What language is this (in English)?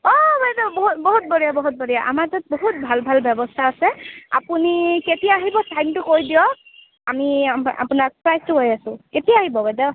Assamese